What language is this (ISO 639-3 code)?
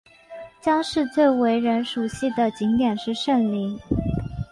zho